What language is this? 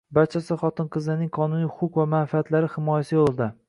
Uzbek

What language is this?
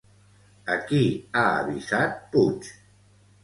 Catalan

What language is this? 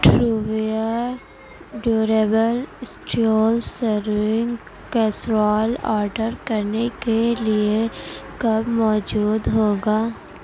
Urdu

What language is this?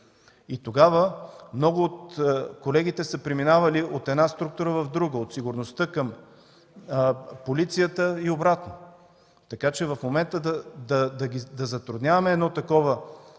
Bulgarian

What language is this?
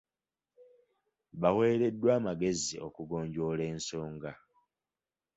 Ganda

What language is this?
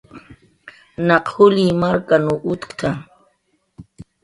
Jaqaru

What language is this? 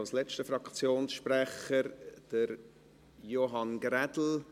Swiss German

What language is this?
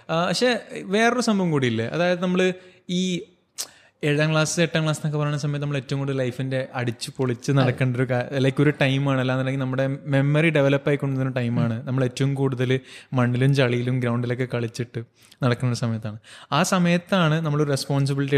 Malayalam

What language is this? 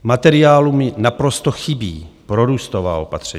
Czech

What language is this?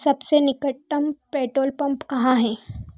Hindi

